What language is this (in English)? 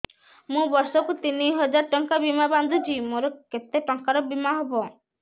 Odia